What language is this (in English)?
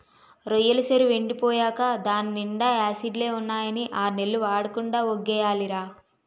Telugu